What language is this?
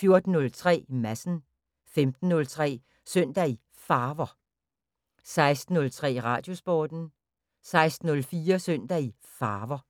Danish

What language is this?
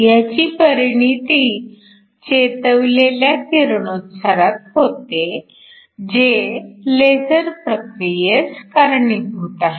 Marathi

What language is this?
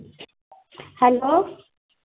Dogri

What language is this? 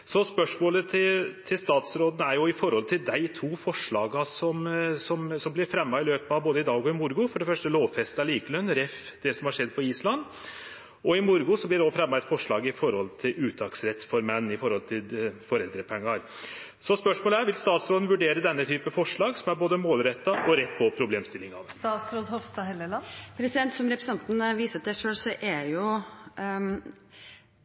Norwegian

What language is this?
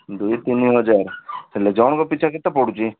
Odia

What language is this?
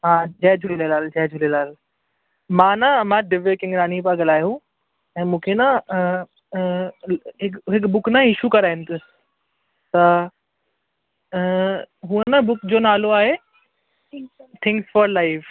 Sindhi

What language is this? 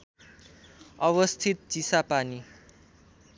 Nepali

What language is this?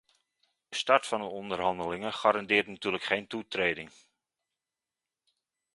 Dutch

